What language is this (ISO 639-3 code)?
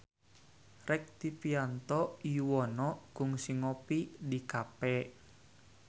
sun